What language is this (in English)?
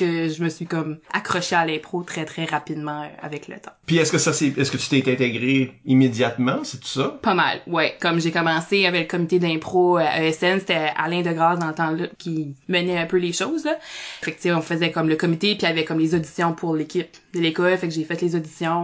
French